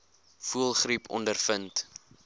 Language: Afrikaans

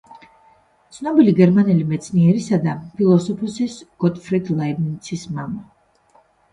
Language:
Georgian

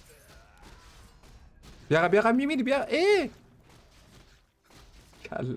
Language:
Persian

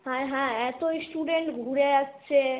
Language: Bangla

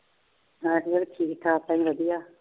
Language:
Punjabi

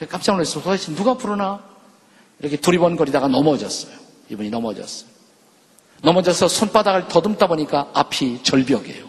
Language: Korean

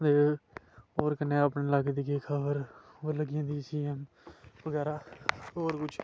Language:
Dogri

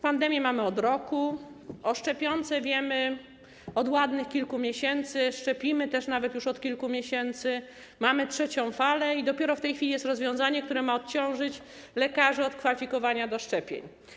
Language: Polish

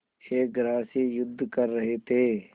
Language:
Hindi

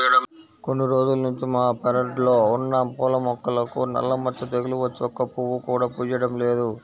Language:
Telugu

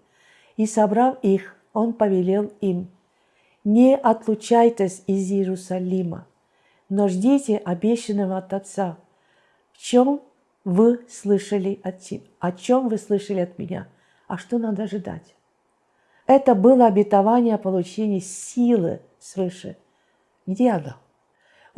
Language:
Russian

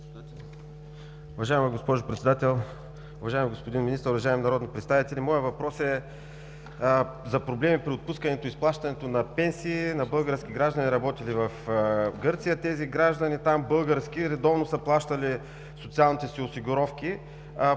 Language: Bulgarian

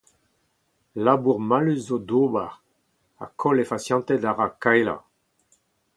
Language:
Breton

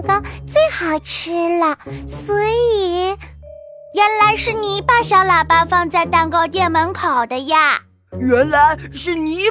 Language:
Chinese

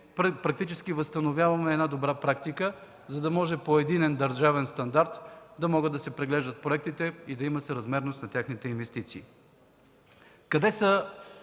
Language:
Bulgarian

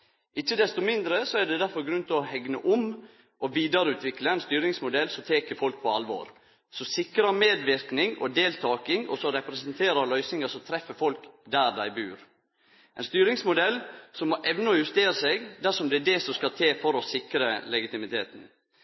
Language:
Norwegian Nynorsk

